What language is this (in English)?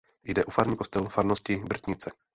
Czech